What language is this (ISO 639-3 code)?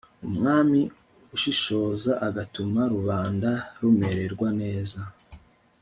kin